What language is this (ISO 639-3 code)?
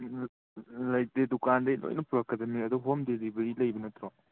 mni